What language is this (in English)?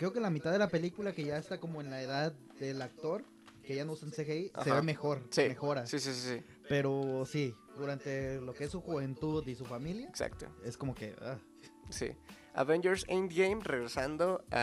Spanish